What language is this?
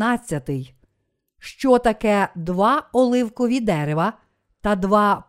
Ukrainian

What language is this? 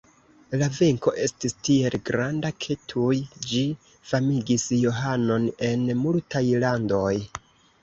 Esperanto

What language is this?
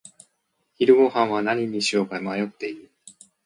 Japanese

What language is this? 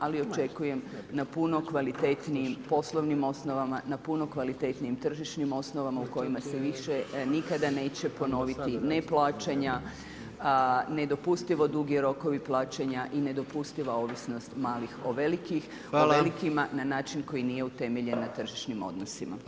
Croatian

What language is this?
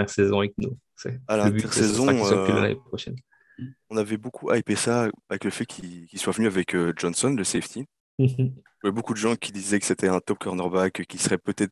French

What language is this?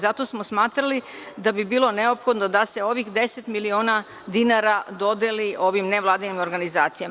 Serbian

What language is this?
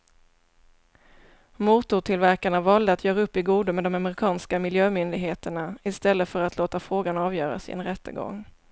Swedish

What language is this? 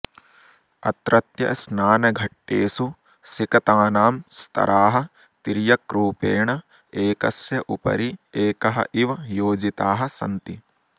Sanskrit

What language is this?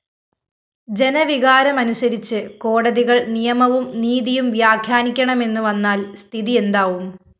Malayalam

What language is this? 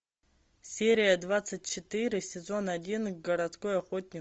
Russian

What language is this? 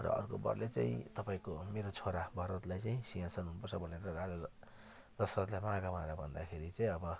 Nepali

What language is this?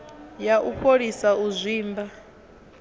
Venda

